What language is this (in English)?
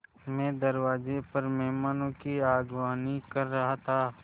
Hindi